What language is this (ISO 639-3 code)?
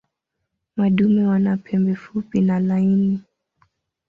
swa